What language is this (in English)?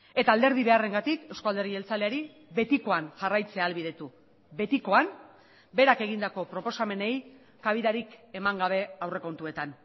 Basque